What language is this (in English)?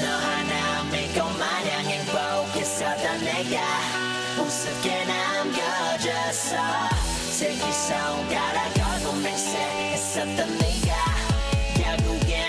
Italian